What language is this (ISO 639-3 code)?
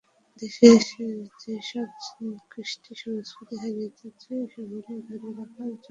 ben